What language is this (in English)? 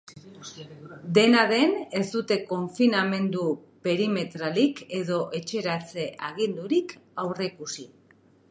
Basque